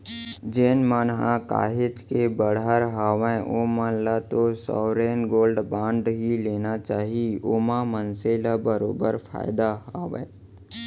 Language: Chhattisgarhi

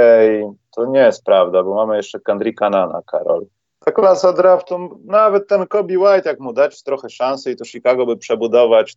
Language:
Polish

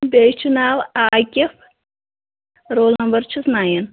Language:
Kashmiri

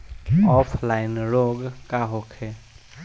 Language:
Bhojpuri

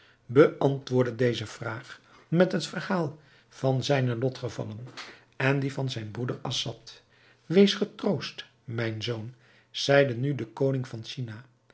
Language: Dutch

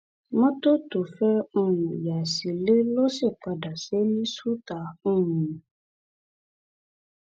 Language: Yoruba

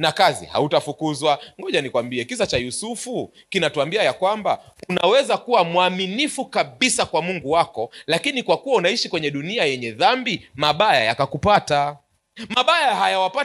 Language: Swahili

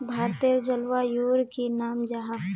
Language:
Magahi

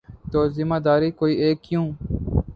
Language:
Urdu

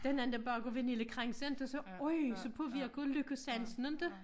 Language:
Danish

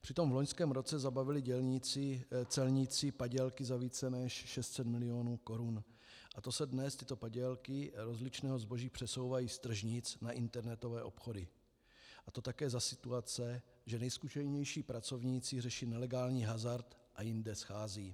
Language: Czech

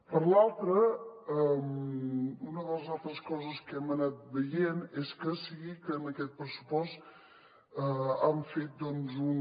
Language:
Catalan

